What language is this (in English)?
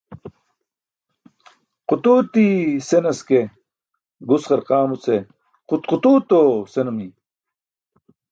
Burushaski